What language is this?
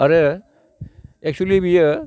Bodo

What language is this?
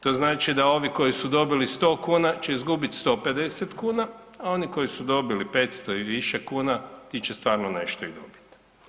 Croatian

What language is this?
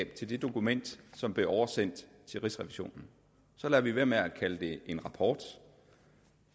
Danish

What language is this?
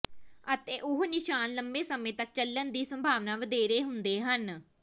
Punjabi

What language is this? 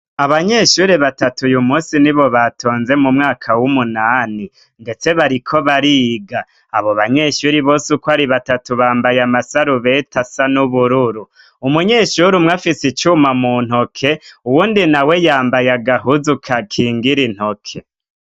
Rundi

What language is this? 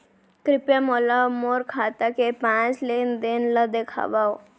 Chhattisgarhi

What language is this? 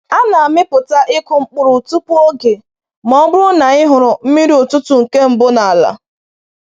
Igbo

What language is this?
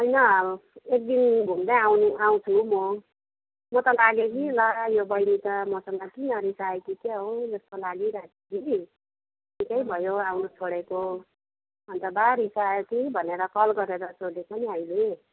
Nepali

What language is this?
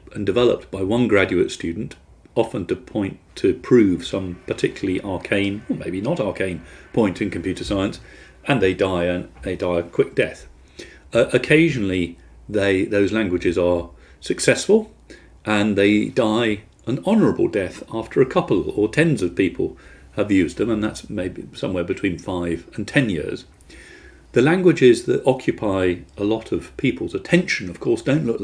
English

